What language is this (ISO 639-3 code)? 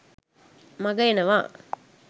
sin